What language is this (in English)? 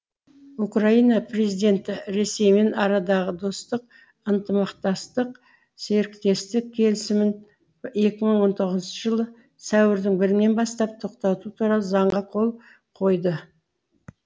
Kazakh